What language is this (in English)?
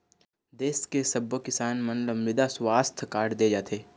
Chhattisgarhi